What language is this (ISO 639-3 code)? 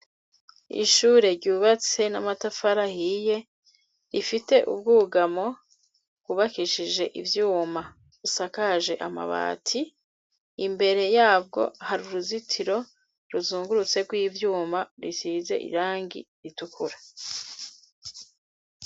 run